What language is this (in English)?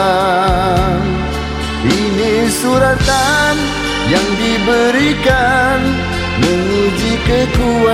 Malay